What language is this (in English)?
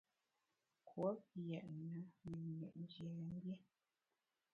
Bamun